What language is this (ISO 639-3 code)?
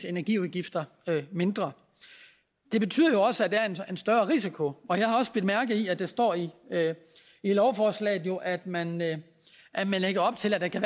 dan